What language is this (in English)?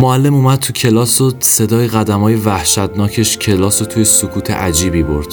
Persian